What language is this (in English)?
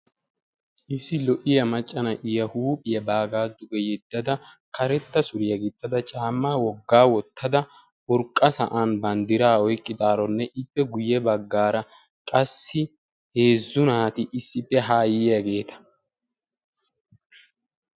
Wolaytta